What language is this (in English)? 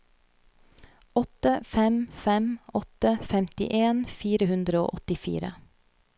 Norwegian